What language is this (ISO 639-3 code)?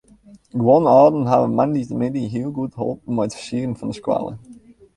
fry